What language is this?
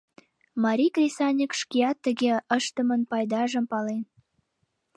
Mari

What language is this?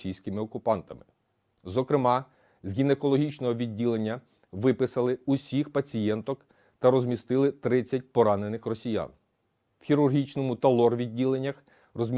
Ukrainian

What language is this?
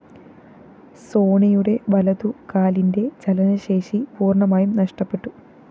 Malayalam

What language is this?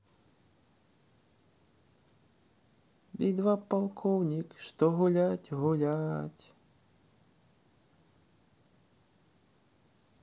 Russian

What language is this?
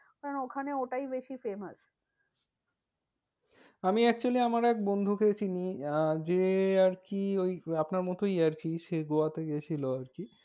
Bangla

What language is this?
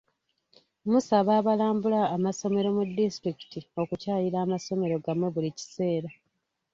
Ganda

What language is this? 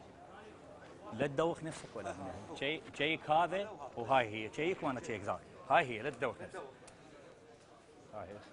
Arabic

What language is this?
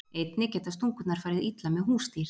Icelandic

